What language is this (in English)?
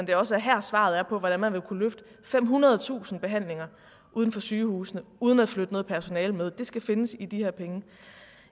Danish